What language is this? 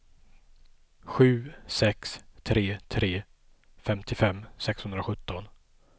Swedish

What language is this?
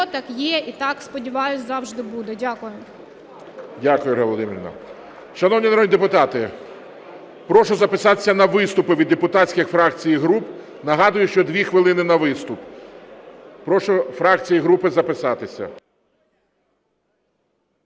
Ukrainian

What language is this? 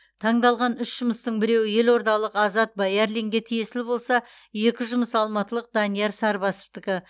Kazakh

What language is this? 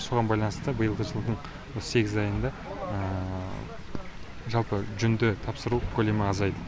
Kazakh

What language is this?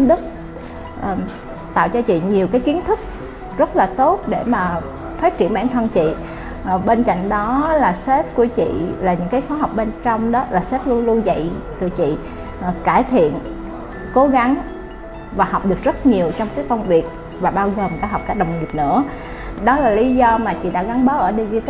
Vietnamese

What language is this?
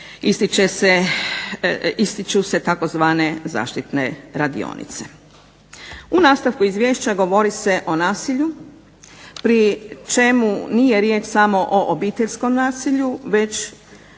Croatian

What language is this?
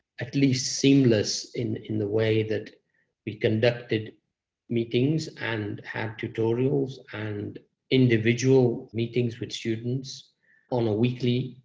English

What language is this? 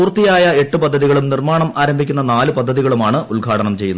Malayalam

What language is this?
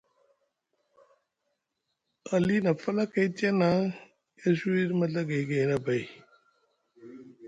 Musgu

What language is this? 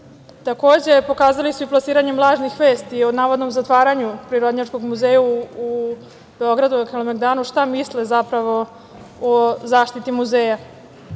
Serbian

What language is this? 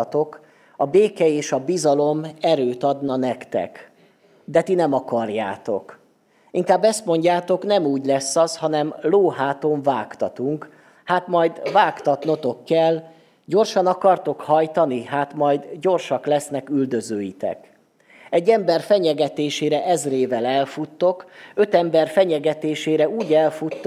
Hungarian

